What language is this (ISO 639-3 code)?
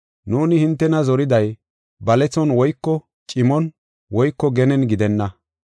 gof